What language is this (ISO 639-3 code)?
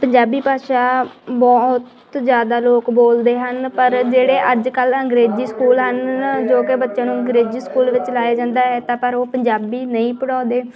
pan